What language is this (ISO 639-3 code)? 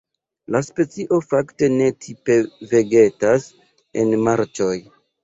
epo